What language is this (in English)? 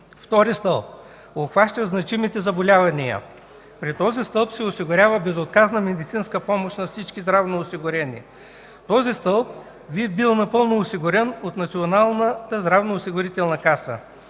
Bulgarian